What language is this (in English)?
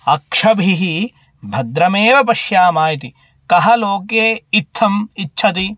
Sanskrit